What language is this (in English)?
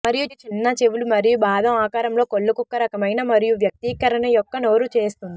Telugu